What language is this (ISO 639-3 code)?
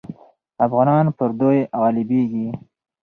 pus